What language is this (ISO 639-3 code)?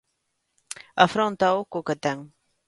glg